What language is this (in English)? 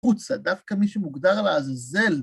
Hebrew